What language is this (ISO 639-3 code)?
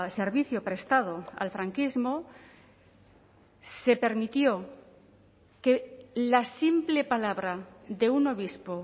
spa